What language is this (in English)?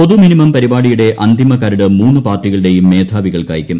Malayalam